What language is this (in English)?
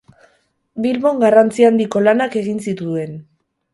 Basque